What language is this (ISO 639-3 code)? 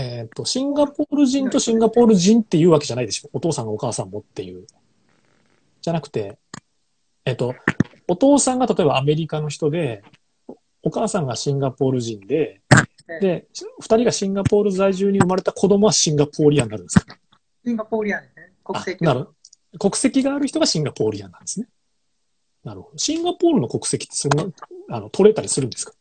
jpn